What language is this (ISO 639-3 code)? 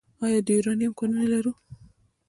pus